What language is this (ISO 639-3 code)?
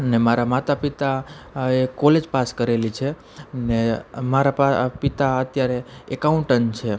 guj